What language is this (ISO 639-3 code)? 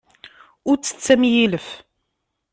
kab